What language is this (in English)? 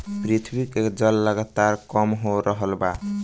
Bhojpuri